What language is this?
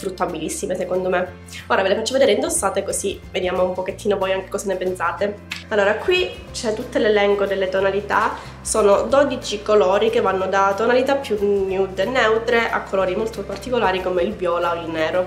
Italian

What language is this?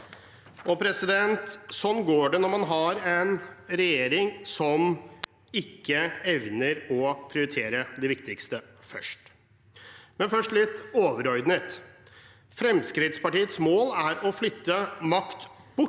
Norwegian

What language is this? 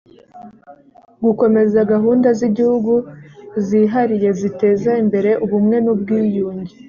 Kinyarwanda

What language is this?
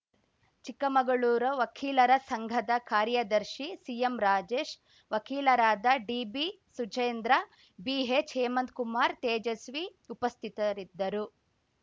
Kannada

